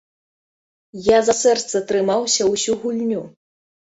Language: Belarusian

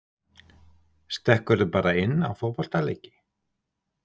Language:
Icelandic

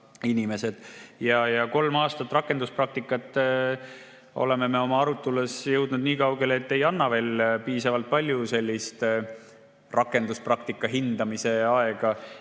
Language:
Estonian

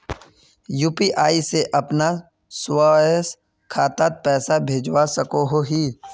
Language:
Magahi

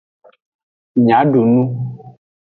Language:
Aja (Benin)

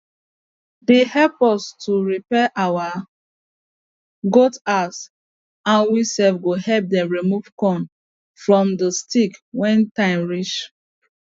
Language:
Nigerian Pidgin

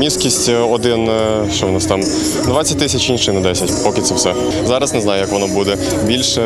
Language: Ukrainian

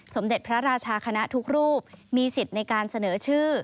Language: Thai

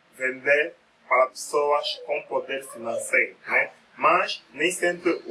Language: Portuguese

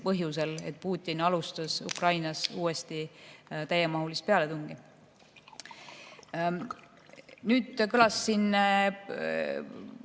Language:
Estonian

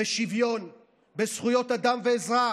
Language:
Hebrew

